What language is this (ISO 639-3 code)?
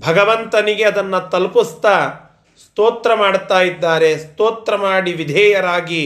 kan